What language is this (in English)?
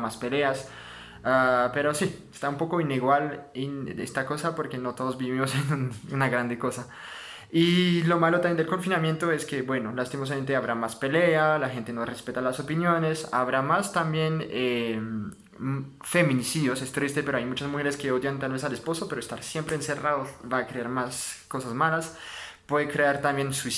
Spanish